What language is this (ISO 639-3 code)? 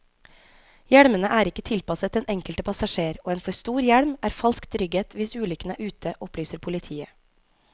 nor